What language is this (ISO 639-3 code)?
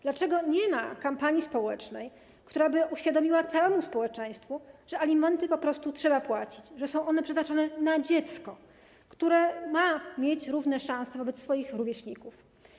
pol